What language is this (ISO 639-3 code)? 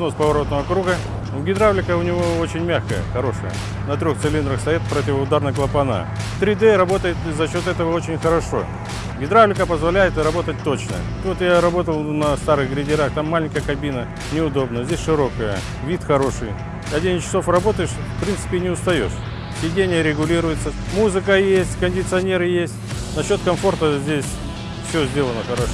rus